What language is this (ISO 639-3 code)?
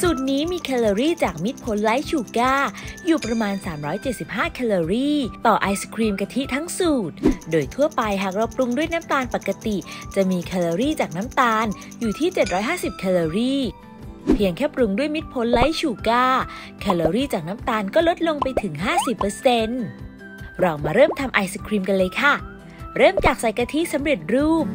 tha